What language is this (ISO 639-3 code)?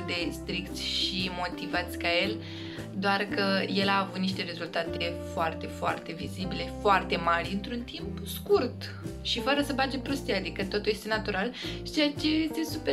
ron